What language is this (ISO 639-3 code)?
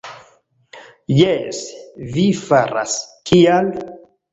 epo